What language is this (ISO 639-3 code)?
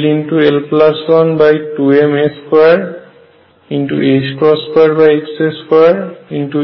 ben